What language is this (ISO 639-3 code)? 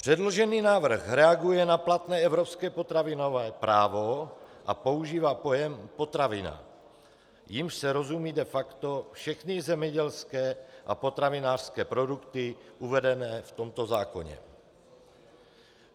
ces